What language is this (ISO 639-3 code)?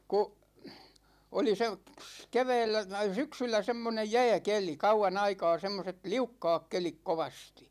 fin